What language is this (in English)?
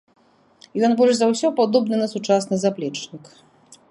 Belarusian